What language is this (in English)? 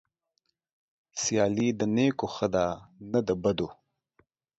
Pashto